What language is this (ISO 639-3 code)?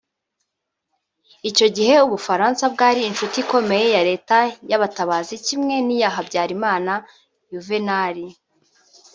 kin